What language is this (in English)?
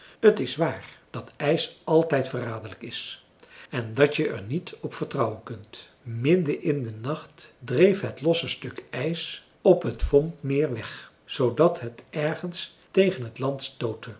Dutch